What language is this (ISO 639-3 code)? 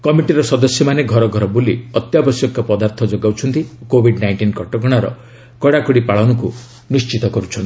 ori